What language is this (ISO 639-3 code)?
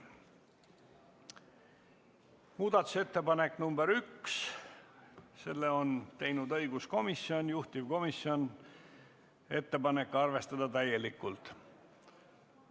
est